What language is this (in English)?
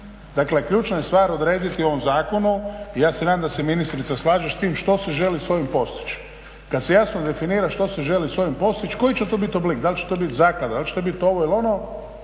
Croatian